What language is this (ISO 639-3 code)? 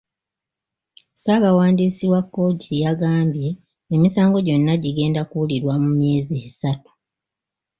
lug